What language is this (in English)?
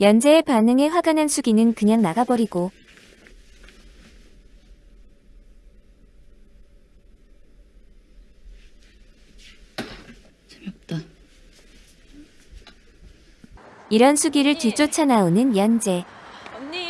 Korean